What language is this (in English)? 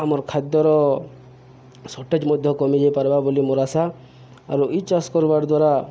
Odia